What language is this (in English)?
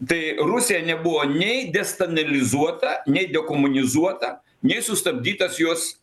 Lithuanian